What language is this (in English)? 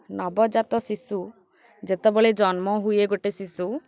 Odia